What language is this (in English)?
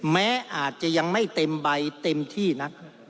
Thai